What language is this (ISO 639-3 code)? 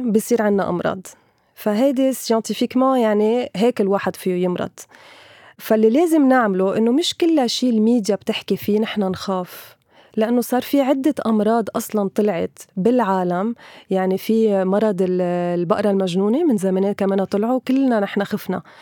ara